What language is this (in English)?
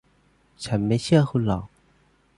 Thai